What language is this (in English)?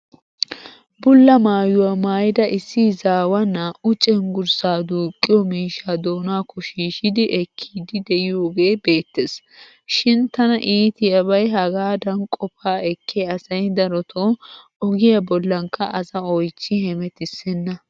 Wolaytta